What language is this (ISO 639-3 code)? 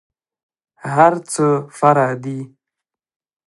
pus